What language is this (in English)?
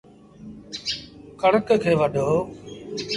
Sindhi Bhil